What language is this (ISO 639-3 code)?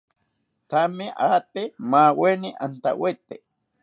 cpy